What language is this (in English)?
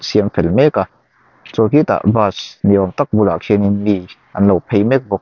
Mizo